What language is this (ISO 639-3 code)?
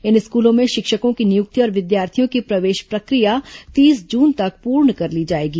hin